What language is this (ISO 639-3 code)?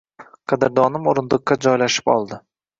uzb